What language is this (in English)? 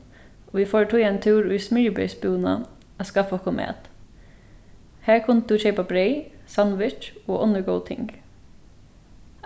Faroese